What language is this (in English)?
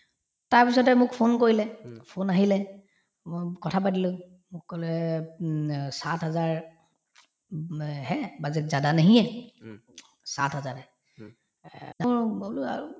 Assamese